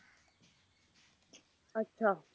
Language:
Punjabi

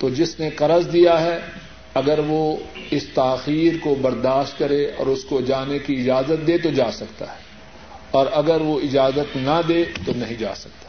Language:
Urdu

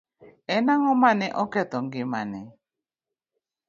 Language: Luo (Kenya and Tanzania)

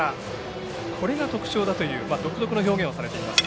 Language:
Japanese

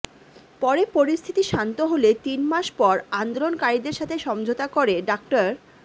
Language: Bangla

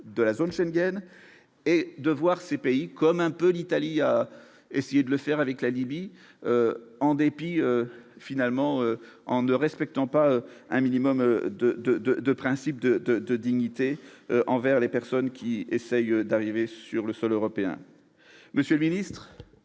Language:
French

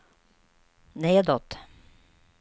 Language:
Swedish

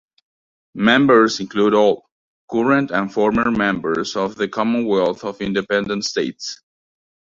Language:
English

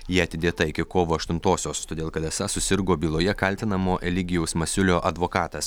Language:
Lithuanian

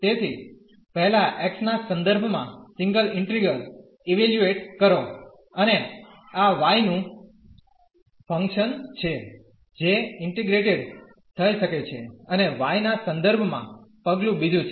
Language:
Gujarati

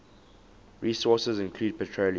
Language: English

